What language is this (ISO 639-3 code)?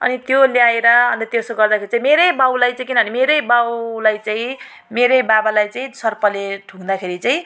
nep